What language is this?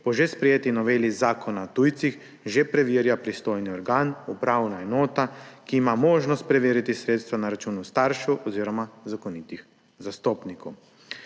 Slovenian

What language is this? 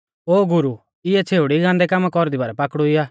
Mahasu Pahari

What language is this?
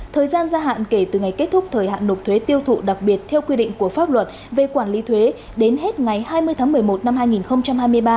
Vietnamese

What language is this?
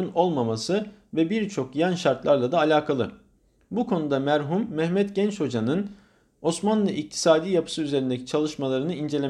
Turkish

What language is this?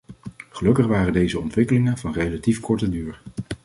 Dutch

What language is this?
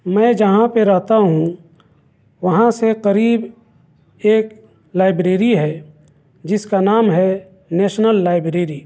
Urdu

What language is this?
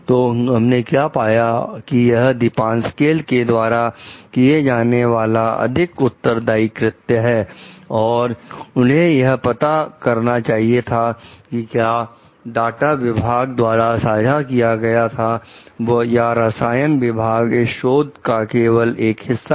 Hindi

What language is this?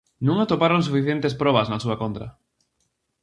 Galician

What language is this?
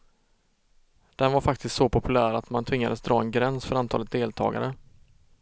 Swedish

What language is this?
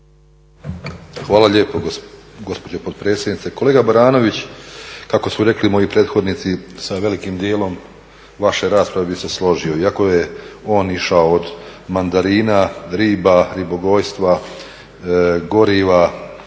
Croatian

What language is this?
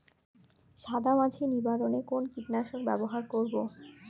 Bangla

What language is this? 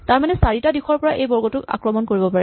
Assamese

